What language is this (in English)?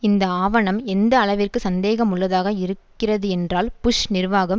Tamil